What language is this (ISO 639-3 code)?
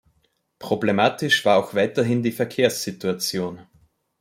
deu